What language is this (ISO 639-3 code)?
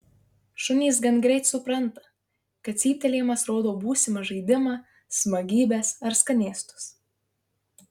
lit